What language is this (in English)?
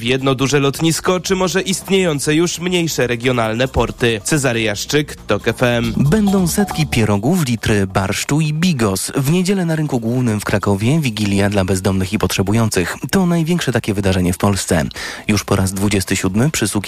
Polish